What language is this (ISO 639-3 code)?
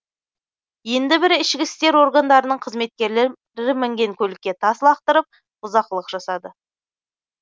kaz